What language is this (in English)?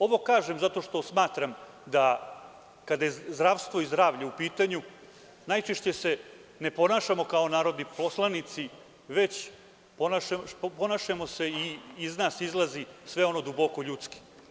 Serbian